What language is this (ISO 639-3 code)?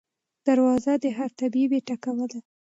pus